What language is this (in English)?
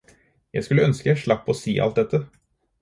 Norwegian Bokmål